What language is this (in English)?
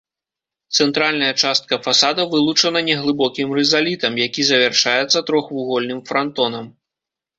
Belarusian